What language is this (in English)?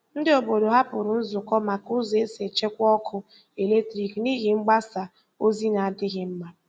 Igbo